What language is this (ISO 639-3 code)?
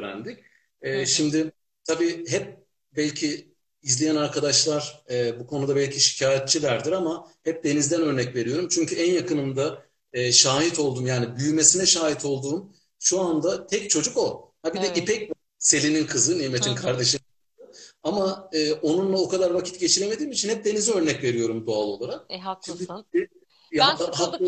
tur